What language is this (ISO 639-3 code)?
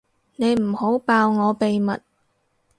yue